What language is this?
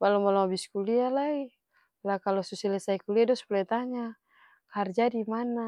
Ambonese Malay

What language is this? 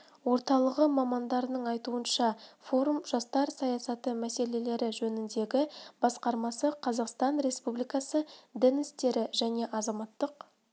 Kazakh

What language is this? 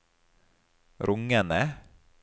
Norwegian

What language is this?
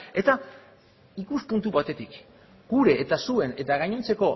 Basque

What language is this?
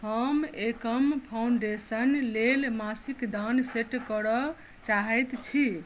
Maithili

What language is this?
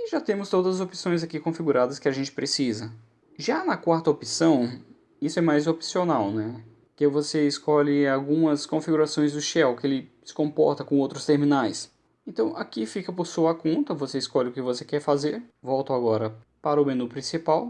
Portuguese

